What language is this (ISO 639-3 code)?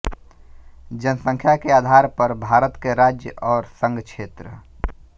hin